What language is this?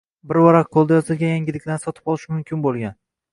Uzbek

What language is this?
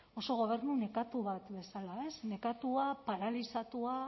Basque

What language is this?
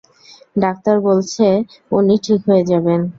Bangla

